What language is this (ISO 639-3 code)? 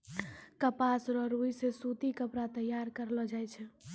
mai